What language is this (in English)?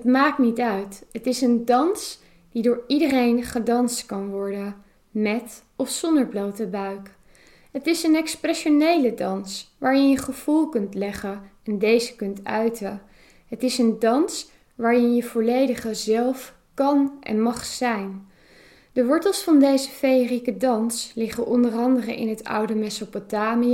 Dutch